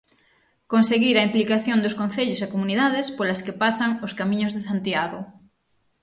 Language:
Galician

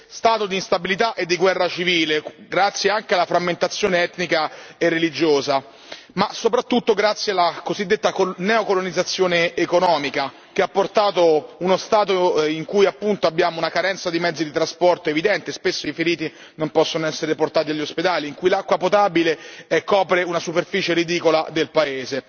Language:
Italian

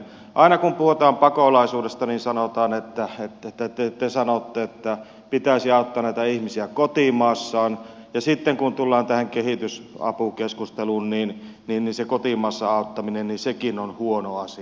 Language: Finnish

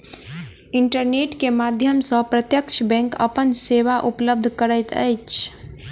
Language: Maithili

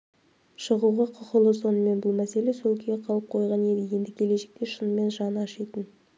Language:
Kazakh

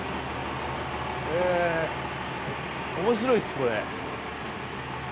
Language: Japanese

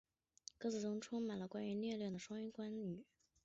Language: Chinese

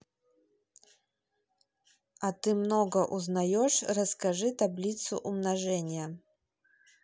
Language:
Russian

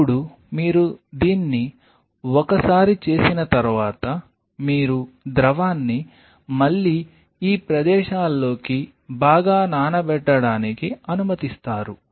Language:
Telugu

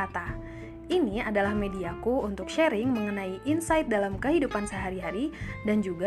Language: Indonesian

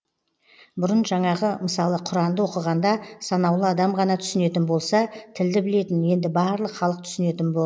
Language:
Kazakh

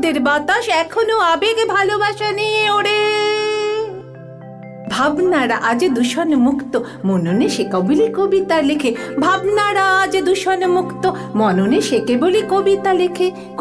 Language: Hindi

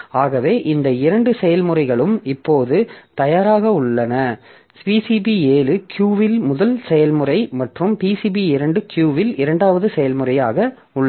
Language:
Tamil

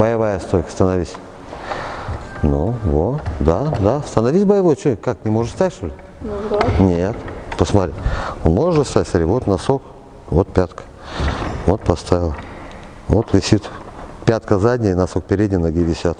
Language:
Russian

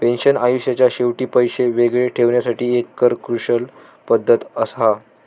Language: Marathi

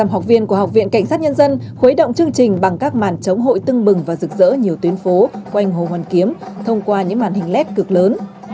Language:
Vietnamese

